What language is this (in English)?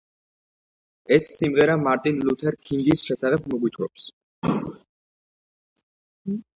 Georgian